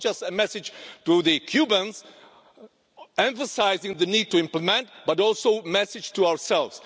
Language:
English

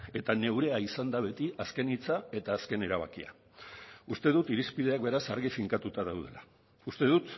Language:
Basque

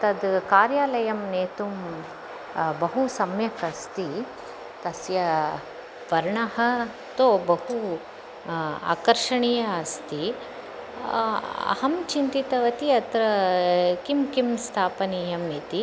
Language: Sanskrit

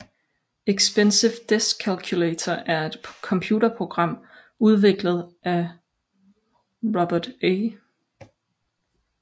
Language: Danish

